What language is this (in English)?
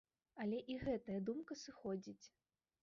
Belarusian